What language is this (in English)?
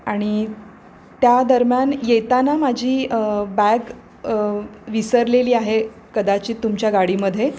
Marathi